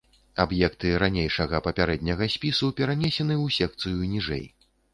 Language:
Belarusian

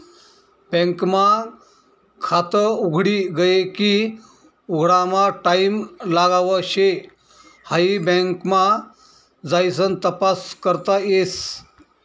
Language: Marathi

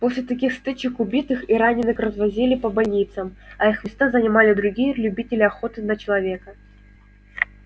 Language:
Russian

